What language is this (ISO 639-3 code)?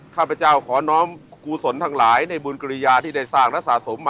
tha